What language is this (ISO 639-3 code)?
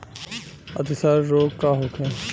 bho